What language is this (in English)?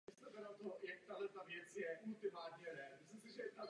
Czech